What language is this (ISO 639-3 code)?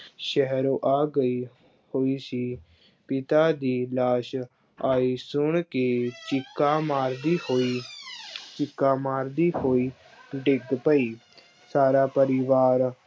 pan